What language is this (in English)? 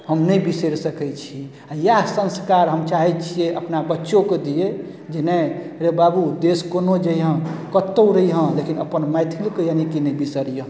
Maithili